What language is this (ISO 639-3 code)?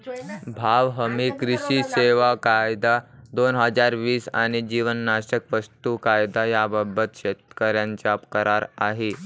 mar